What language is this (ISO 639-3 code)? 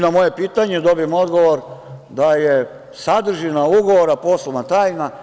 srp